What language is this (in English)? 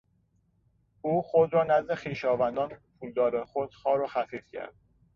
Persian